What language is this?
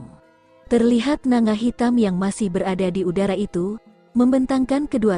Indonesian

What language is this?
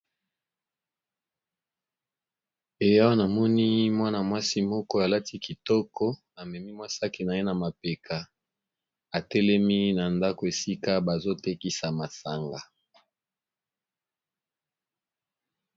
Lingala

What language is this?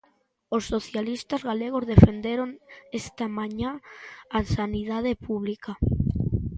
Galician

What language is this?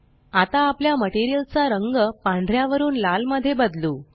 Marathi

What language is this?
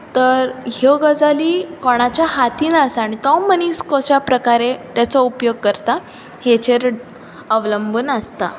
Konkani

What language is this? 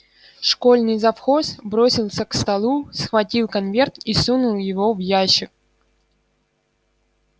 Russian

